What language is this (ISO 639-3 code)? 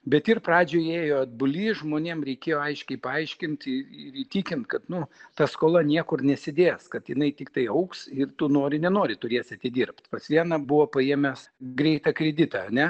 lit